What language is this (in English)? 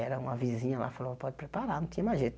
Portuguese